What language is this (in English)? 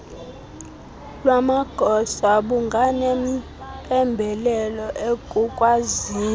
Xhosa